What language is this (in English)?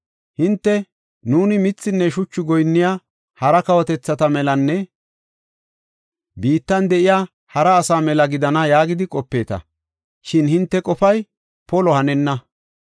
Gofa